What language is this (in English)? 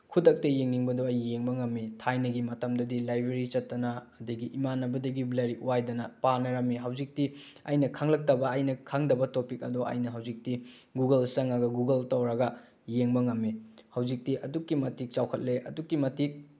Manipuri